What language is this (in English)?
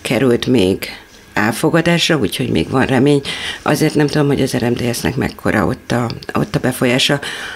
Hungarian